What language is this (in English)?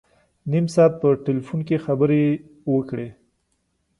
Pashto